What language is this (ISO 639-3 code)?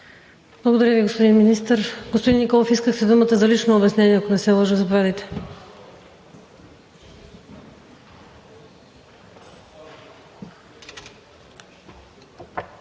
bul